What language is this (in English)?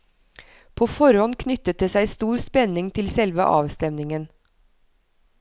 Norwegian